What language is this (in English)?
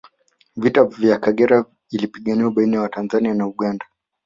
Swahili